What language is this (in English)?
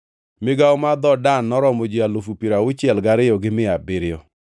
Luo (Kenya and Tanzania)